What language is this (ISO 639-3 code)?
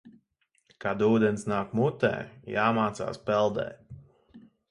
lav